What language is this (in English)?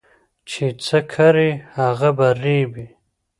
Pashto